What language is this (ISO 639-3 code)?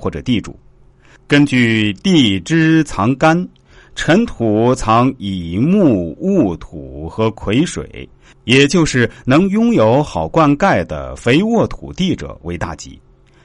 zho